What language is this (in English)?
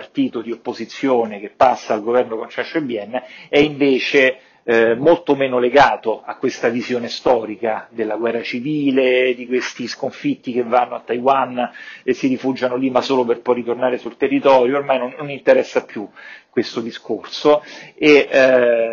Italian